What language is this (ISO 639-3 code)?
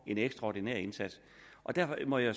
dan